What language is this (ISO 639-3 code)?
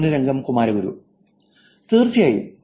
mal